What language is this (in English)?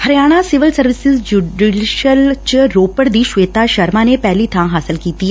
Punjabi